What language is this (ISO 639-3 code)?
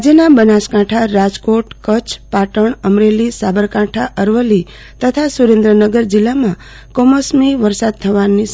guj